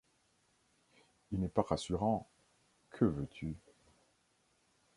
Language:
French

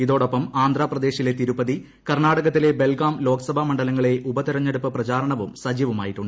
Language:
Malayalam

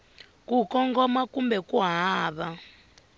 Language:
Tsonga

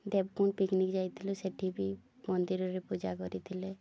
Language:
Odia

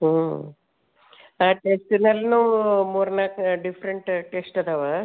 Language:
Kannada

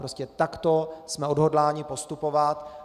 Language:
Czech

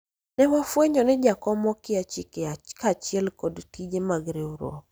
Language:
Luo (Kenya and Tanzania)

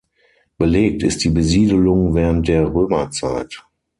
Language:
German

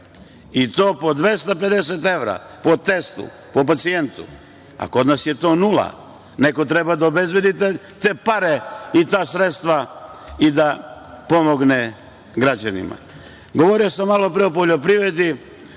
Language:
Serbian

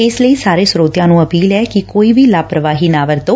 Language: Punjabi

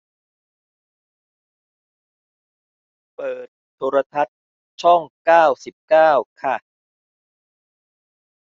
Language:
Thai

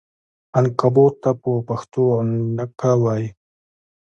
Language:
Pashto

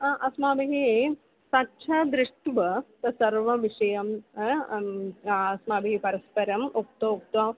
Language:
Sanskrit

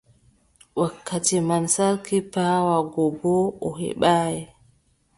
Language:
Adamawa Fulfulde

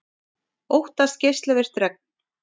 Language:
Icelandic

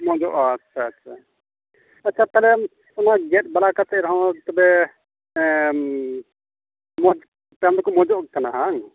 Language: Santali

